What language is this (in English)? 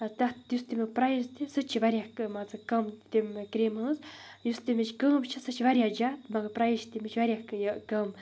Kashmiri